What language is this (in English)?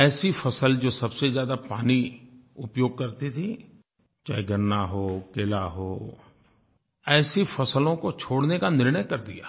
Hindi